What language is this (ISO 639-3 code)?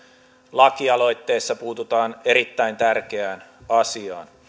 fin